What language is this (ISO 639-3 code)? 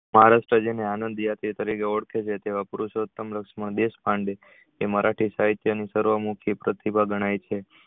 guj